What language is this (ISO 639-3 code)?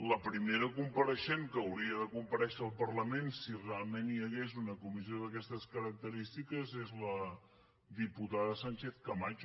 cat